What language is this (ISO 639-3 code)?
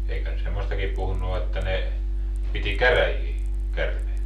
fin